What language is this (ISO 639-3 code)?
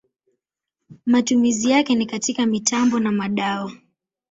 swa